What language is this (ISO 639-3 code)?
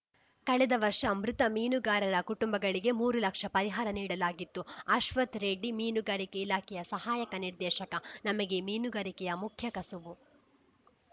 kan